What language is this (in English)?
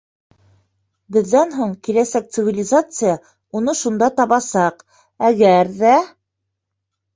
Bashkir